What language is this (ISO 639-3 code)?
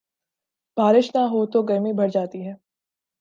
urd